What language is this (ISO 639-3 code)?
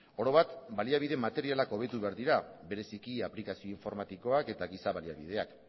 eus